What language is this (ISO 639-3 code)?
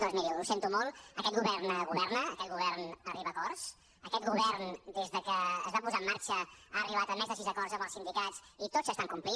cat